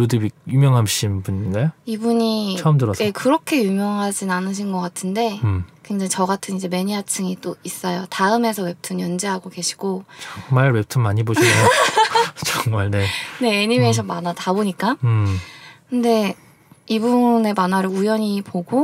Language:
Korean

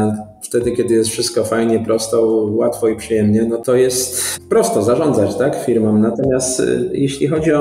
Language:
Polish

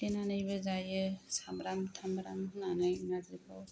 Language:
Bodo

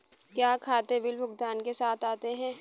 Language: Hindi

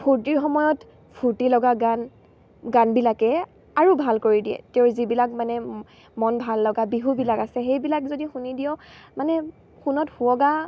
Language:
Assamese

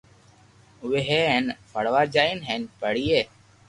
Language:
Loarki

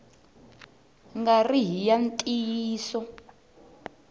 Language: Tsonga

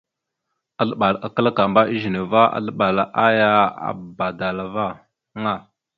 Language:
Mada (Cameroon)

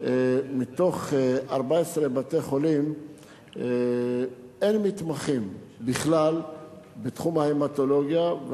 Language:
Hebrew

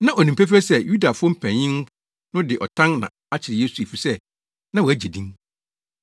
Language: Akan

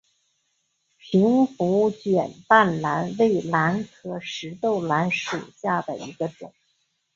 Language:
Chinese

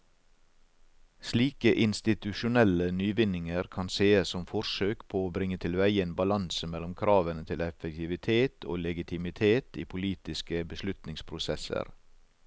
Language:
Norwegian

